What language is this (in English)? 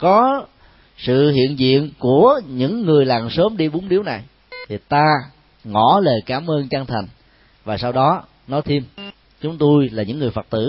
Vietnamese